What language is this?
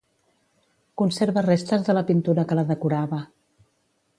Catalan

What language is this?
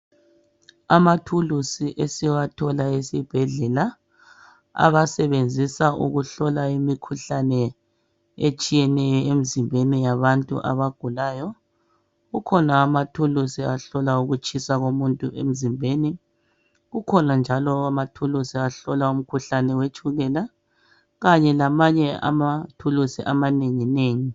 North Ndebele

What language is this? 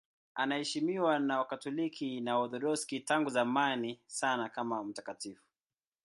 Swahili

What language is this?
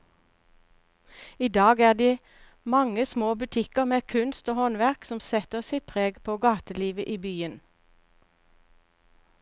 Norwegian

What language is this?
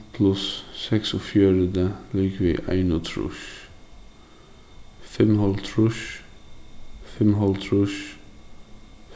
Faroese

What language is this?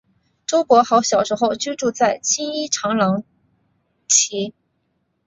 Chinese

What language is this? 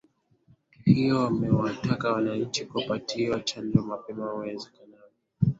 Swahili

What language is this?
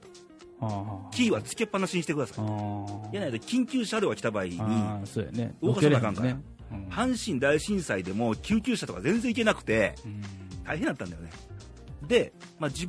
Japanese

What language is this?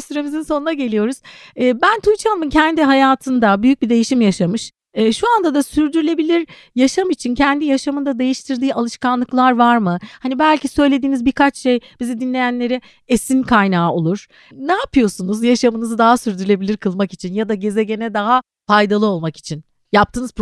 Turkish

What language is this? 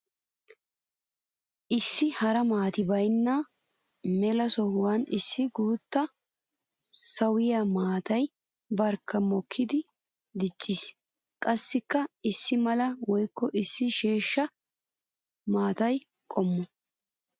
Wolaytta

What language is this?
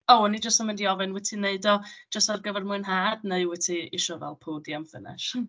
Welsh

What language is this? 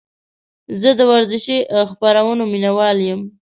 Pashto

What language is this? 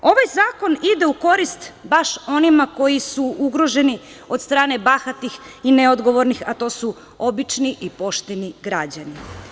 Serbian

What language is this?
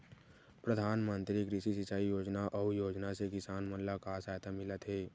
Chhattisgarhi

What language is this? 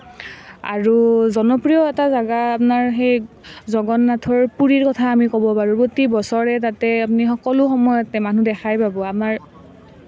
Assamese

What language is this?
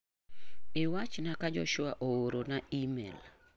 Luo (Kenya and Tanzania)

